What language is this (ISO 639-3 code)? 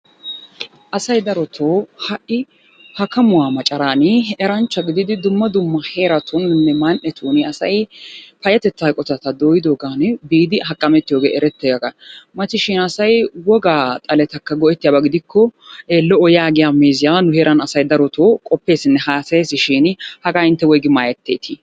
wal